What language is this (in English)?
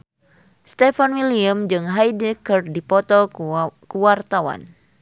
Sundanese